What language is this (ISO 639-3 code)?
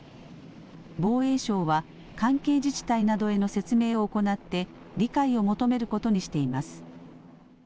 jpn